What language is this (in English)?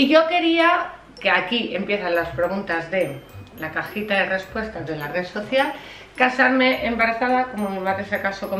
Spanish